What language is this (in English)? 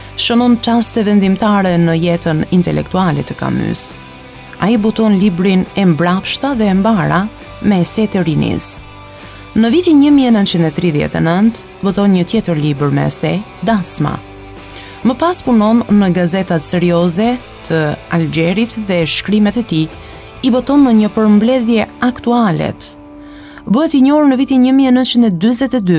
Romanian